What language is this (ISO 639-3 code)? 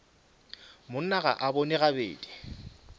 nso